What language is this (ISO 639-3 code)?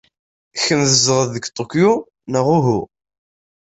kab